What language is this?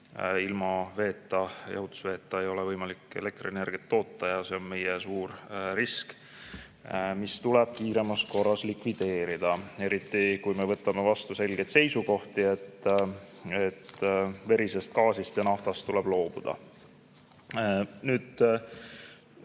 Estonian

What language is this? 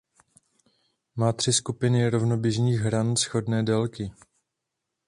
Czech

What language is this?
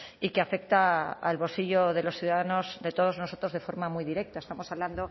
Spanish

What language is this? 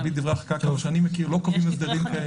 Hebrew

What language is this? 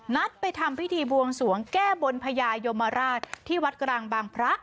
Thai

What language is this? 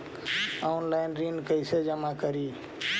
Magahi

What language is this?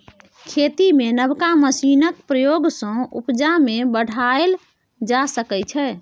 Maithili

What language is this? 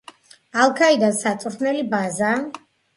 Georgian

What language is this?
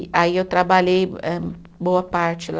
Portuguese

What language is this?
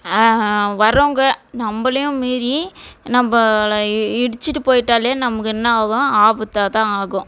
Tamil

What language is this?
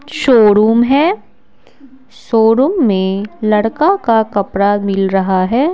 Hindi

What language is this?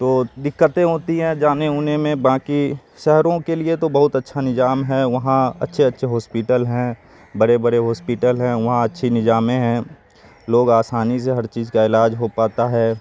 Urdu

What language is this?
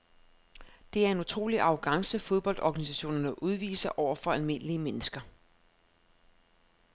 Danish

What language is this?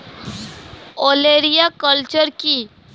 Bangla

